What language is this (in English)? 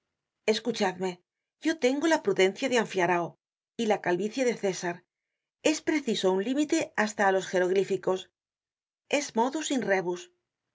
Spanish